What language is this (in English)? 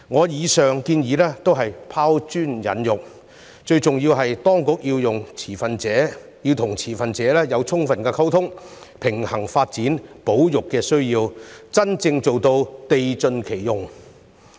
Cantonese